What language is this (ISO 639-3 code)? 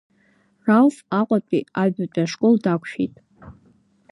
abk